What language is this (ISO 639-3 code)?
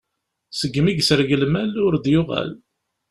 kab